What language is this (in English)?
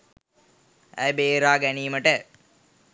Sinhala